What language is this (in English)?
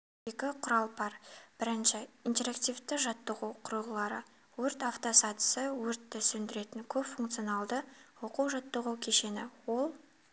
Kazakh